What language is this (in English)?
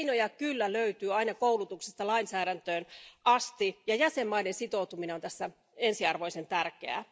Finnish